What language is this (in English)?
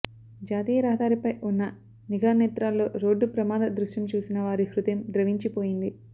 Telugu